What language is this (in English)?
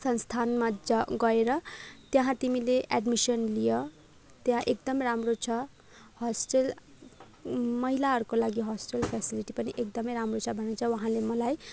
Nepali